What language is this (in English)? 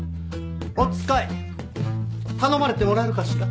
Japanese